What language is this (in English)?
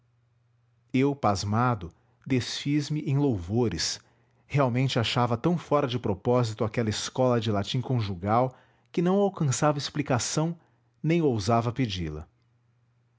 Portuguese